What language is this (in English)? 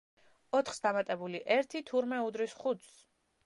Georgian